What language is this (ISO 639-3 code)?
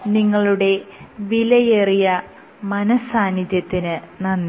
mal